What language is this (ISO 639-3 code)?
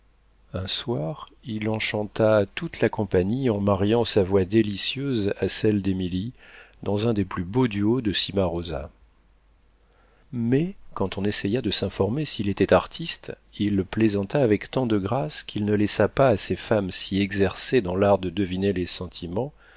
fra